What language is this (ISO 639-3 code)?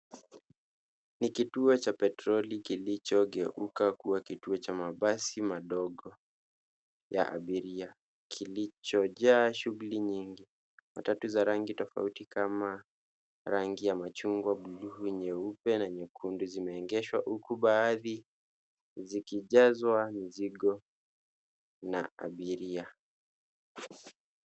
swa